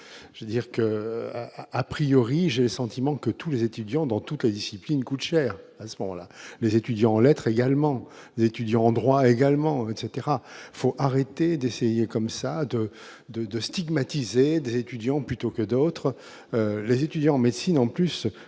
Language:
French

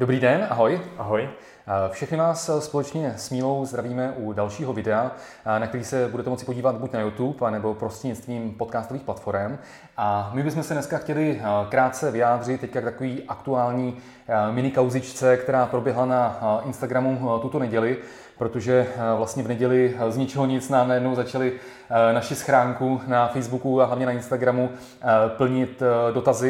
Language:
Czech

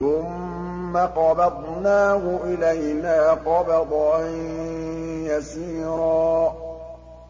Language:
Arabic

